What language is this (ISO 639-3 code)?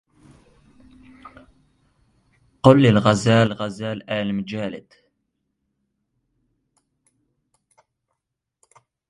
ara